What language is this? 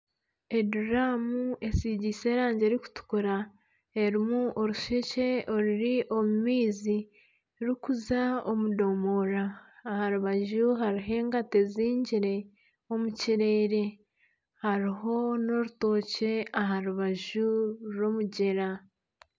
Nyankole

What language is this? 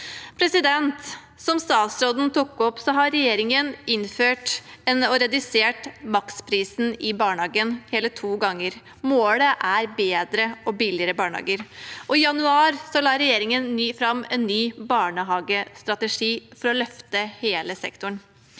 Norwegian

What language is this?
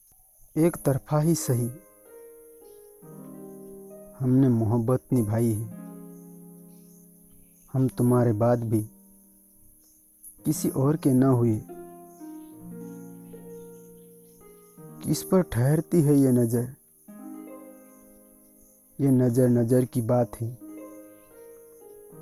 Hindi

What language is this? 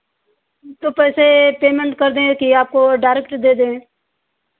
Hindi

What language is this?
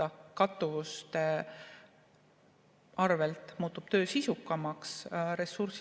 Estonian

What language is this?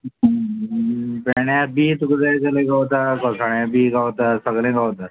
Konkani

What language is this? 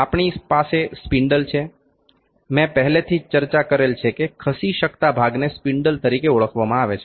Gujarati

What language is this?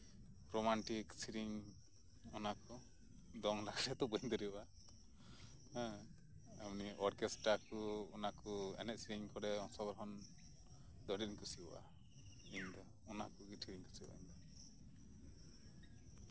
Santali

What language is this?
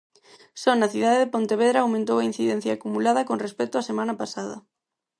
Galician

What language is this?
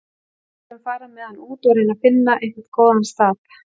Icelandic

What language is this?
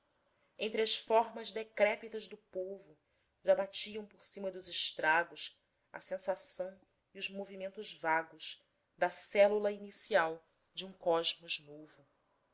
Portuguese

